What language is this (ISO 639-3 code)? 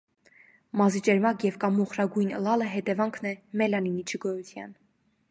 hye